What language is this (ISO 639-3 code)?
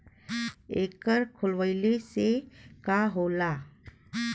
bho